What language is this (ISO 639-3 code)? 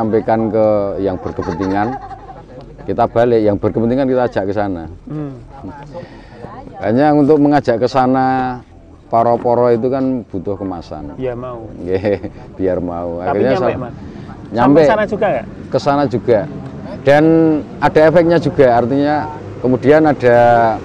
ind